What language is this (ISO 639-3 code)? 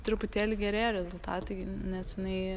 lit